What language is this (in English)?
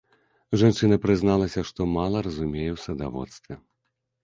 Belarusian